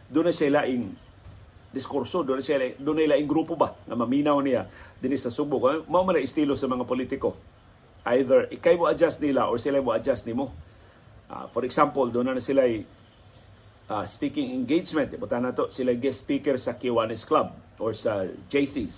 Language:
Filipino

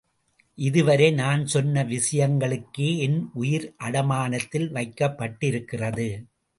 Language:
Tamil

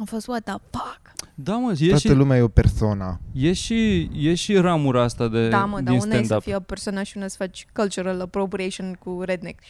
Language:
Romanian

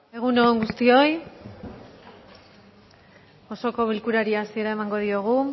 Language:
Basque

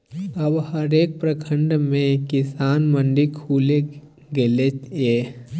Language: Maithili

